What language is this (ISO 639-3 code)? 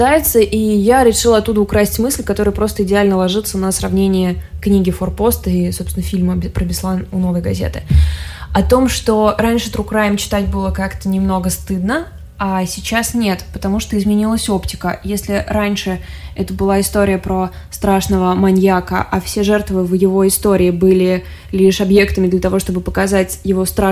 rus